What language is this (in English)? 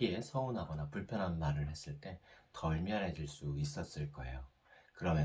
Korean